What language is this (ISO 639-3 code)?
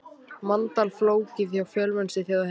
isl